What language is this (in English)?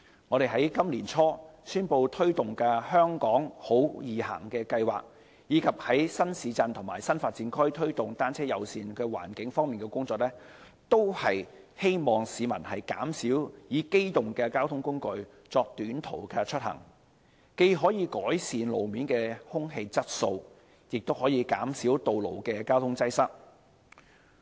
Cantonese